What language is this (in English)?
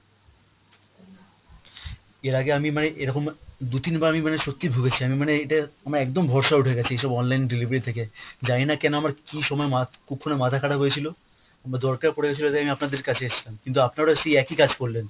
Bangla